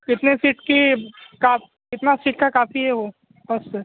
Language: Urdu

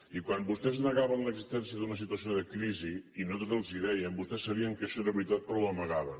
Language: Catalan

